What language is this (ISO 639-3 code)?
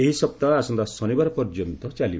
ori